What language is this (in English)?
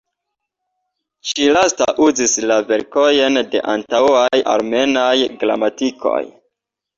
Esperanto